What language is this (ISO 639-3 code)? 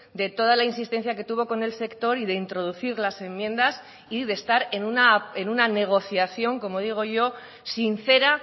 spa